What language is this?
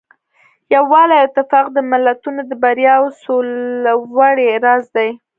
Pashto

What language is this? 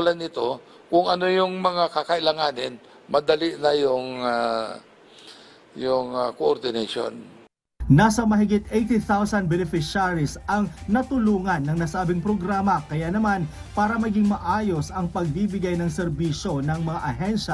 Filipino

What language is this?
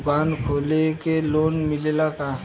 Bhojpuri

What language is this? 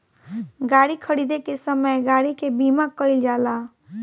Bhojpuri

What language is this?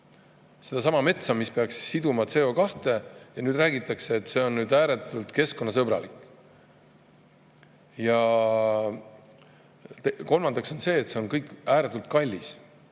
Estonian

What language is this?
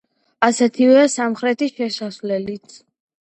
Georgian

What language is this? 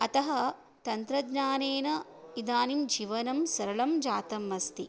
Sanskrit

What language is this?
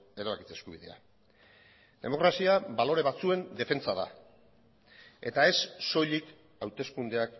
Basque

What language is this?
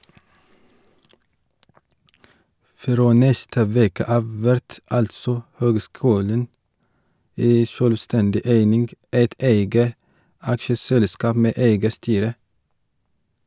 Norwegian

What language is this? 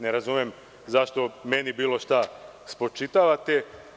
Serbian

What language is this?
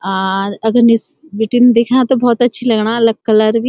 Garhwali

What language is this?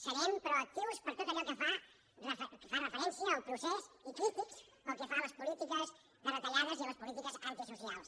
Catalan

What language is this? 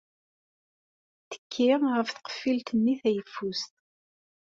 Kabyle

